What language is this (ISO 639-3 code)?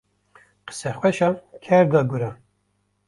kur